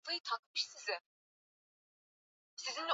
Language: Swahili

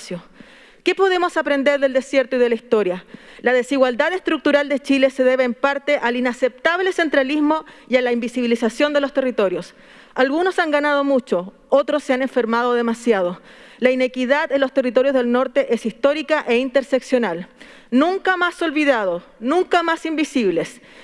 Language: Spanish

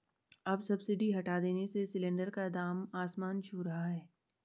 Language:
Hindi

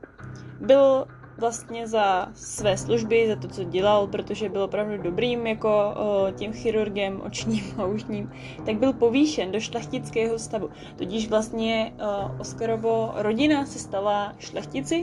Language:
Czech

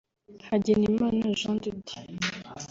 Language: Kinyarwanda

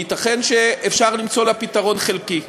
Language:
Hebrew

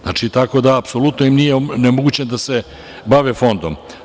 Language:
Serbian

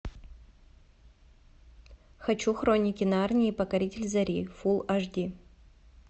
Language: Russian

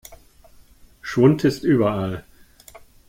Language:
German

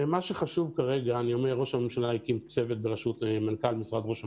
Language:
Hebrew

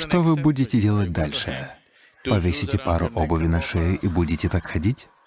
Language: Russian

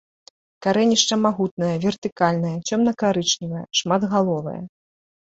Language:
Belarusian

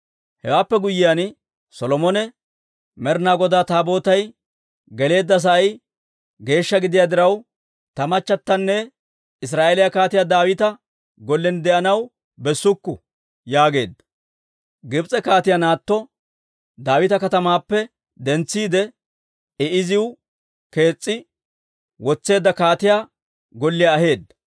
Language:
Dawro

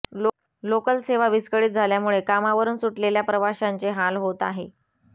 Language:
Marathi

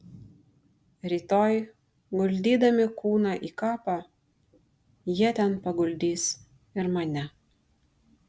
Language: Lithuanian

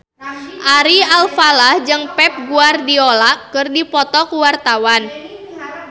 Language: Sundanese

